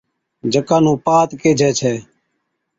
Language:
Od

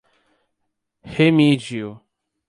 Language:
Portuguese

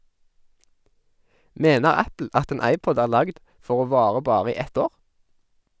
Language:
Norwegian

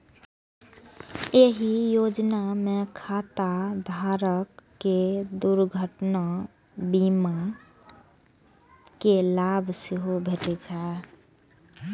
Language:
Maithili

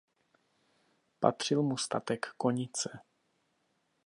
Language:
Czech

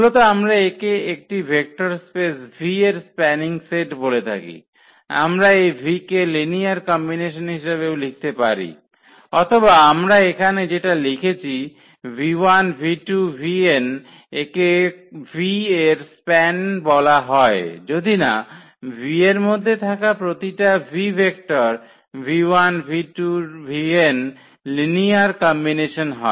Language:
Bangla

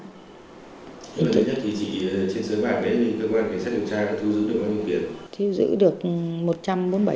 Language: Vietnamese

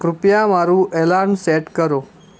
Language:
Gujarati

